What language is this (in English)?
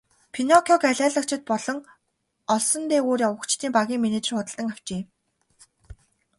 Mongolian